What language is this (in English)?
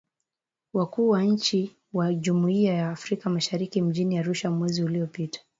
Swahili